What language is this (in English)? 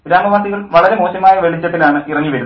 Malayalam